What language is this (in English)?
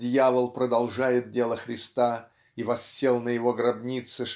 Russian